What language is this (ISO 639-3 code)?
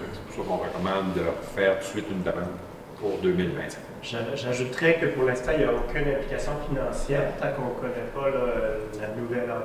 fra